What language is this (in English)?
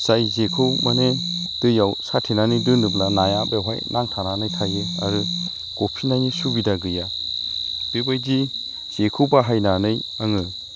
Bodo